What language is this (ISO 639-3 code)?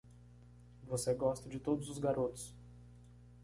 por